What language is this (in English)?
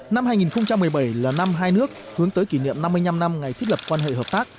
Vietnamese